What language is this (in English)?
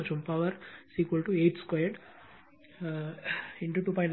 Tamil